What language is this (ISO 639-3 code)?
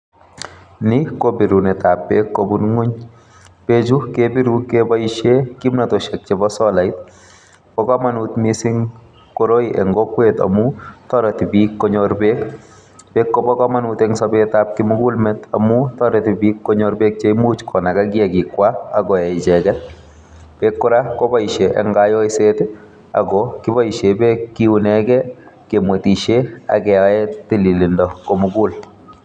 kln